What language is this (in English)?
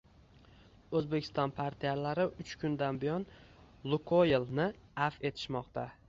Uzbek